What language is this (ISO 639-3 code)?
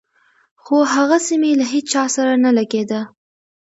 pus